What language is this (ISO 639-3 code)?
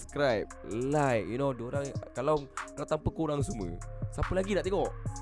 msa